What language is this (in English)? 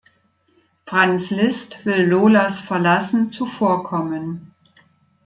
German